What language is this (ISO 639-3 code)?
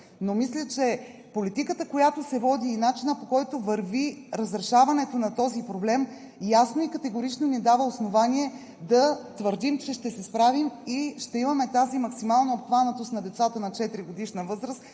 bul